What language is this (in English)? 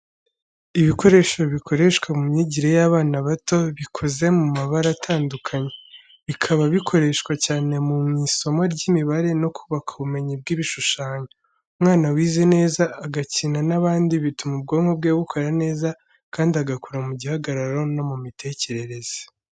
Kinyarwanda